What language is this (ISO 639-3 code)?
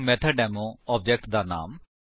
pan